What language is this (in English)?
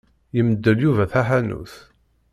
Kabyle